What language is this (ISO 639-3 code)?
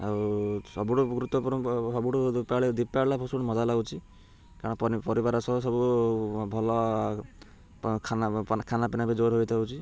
ori